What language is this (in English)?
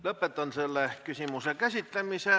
Estonian